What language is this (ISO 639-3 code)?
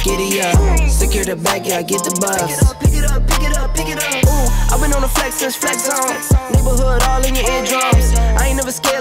por